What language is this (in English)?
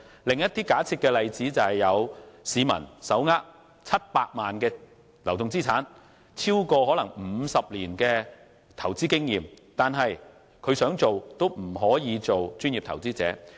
Cantonese